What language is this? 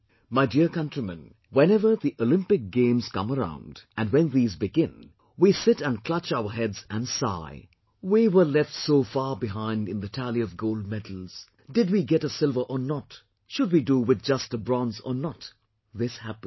English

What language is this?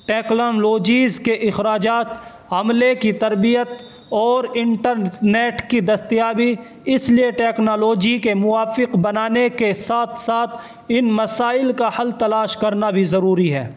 Urdu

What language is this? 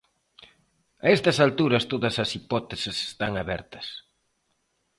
Galician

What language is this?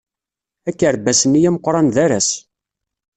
Kabyle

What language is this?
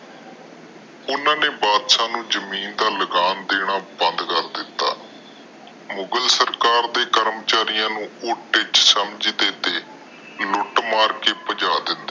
Punjabi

